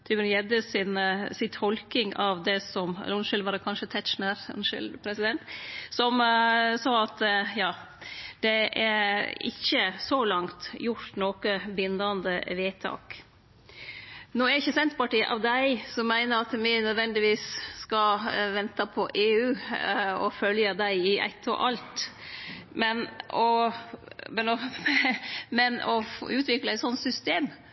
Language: Norwegian Nynorsk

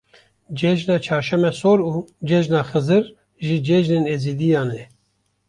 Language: Kurdish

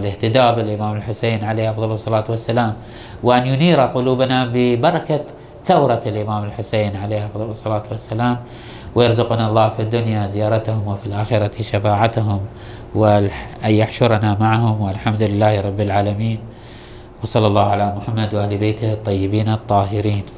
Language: Arabic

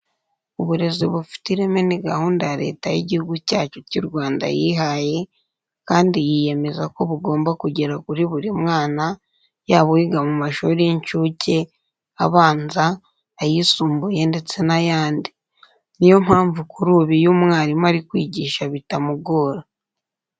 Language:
Kinyarwanda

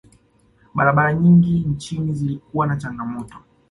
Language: Swahili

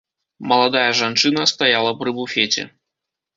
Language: Belarusian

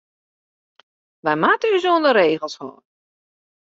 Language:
Western Frisian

